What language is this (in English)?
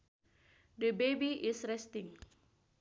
Sundanese